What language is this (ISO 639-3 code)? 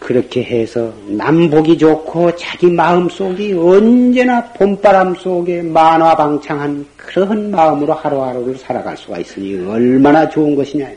kor